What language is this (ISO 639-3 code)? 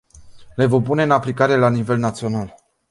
ron